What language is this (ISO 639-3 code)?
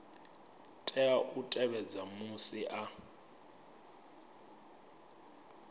ven